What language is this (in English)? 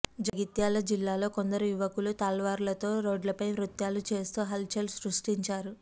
Telugu